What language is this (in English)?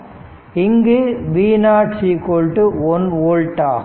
Tamil